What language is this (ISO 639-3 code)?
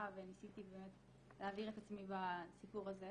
heb